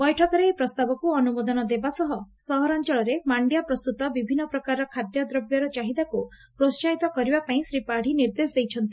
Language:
Odia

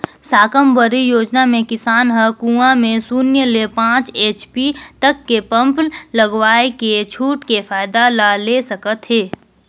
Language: Chhattisgarhi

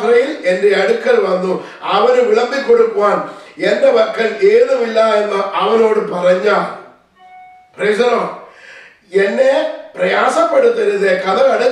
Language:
Malayalam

